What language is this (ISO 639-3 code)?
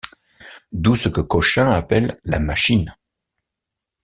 fra